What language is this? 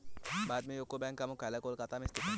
Hindi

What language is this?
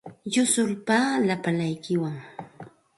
Santa Ana de Tusi Pasco Quechua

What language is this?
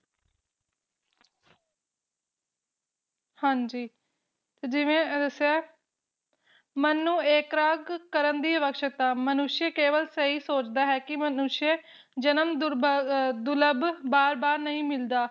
Punjabi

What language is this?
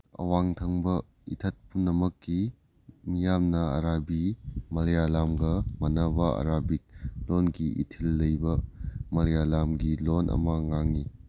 Manipuri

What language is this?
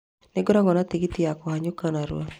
Kikuyu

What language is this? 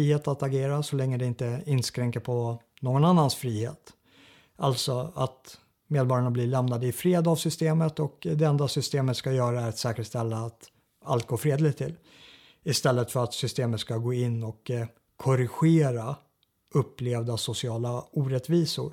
Swedish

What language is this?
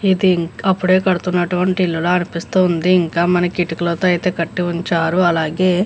Telugu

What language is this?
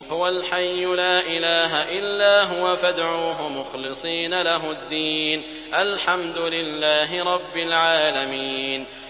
Arabic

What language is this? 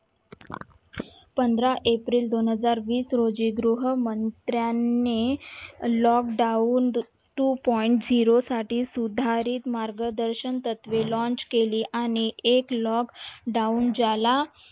Marathi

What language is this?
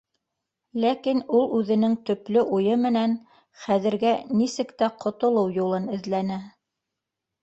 Bashkir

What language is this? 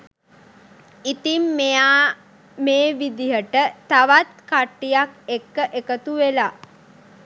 Sinhala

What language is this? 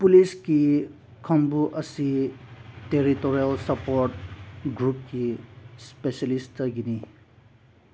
Manipuri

